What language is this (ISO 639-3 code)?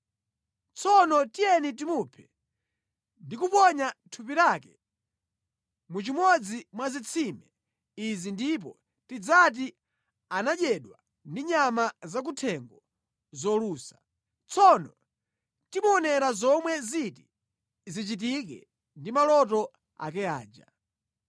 nya